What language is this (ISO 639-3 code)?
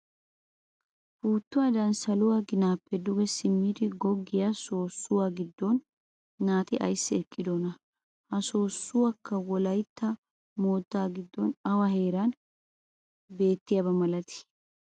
wal